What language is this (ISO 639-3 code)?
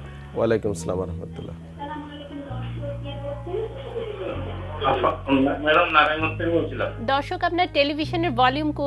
ben